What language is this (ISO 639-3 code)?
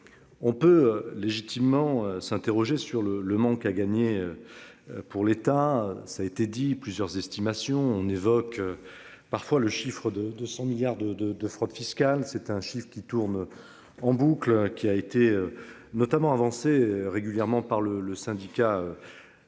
fra